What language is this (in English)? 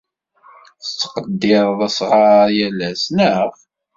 Kabyle